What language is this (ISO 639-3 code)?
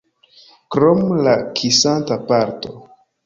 epo